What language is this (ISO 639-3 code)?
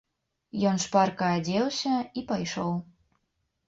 bel